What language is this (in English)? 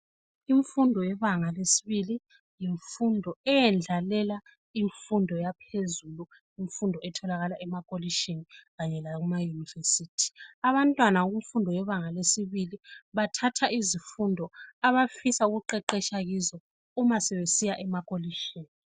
North Ndebele